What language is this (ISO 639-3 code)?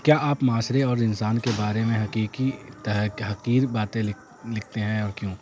urd